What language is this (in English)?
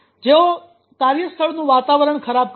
Gujarati